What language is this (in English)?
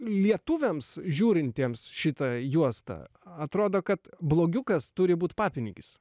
Lithuanian